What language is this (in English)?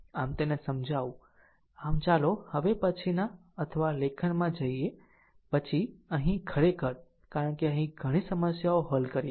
Gujarati